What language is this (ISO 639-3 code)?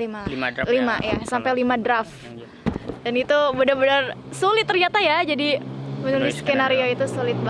ind